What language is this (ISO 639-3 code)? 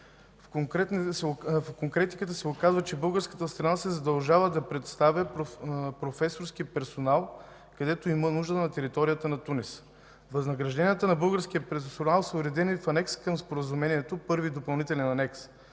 bul